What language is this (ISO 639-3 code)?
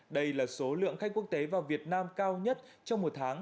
vie